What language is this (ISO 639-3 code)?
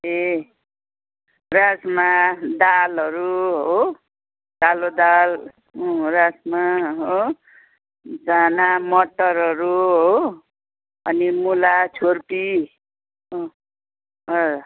nep